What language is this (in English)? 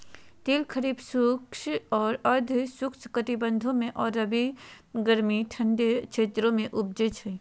Magahi